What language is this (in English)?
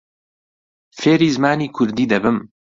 Central Kurdish